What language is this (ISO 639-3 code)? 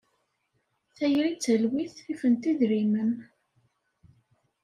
kab